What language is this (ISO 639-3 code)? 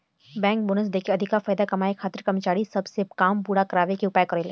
bho